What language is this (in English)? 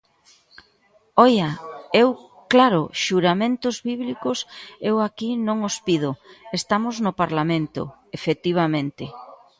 Galician